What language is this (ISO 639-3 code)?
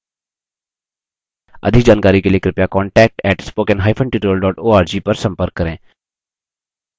hin